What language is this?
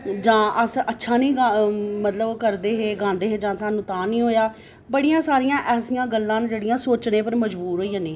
Dogri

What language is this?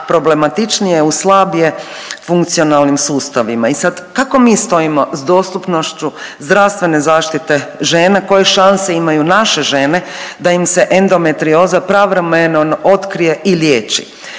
Croatian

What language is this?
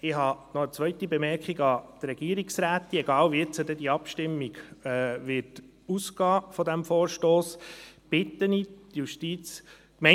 Swiss German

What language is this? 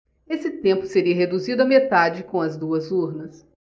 Portuguese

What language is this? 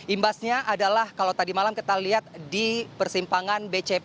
Indonesian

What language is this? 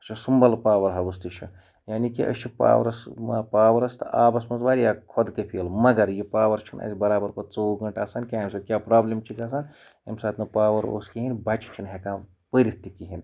Kashmiri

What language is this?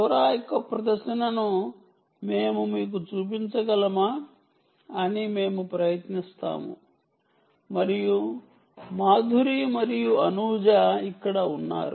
Telugu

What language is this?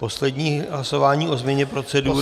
Czech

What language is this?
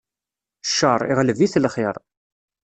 Kabyle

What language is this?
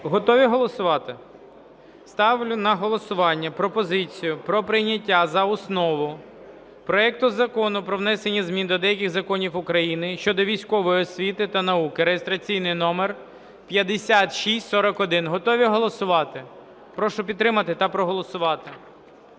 Ukrainian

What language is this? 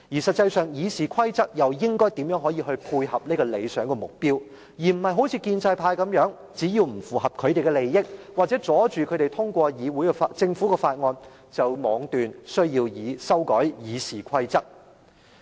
Cantonese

